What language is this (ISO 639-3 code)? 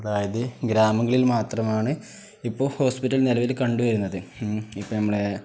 mal